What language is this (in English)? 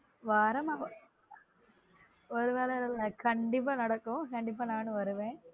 Tamil